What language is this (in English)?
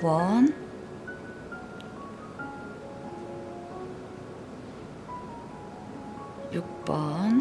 Korean